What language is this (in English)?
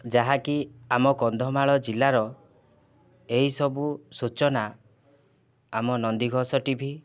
Odia